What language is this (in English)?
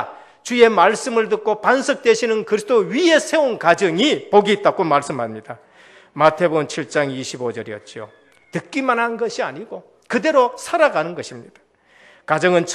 Korean